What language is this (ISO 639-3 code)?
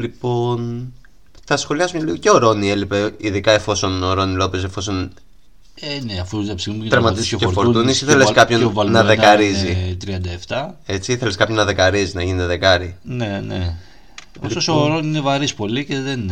ell